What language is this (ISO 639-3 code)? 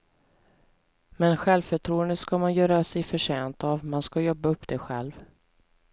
swe